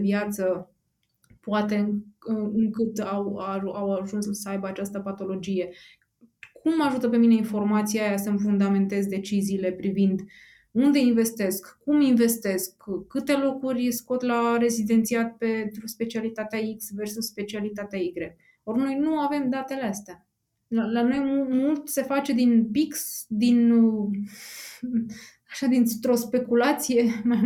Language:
Romanian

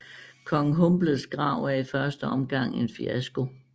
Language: Danish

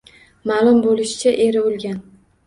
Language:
Uzbek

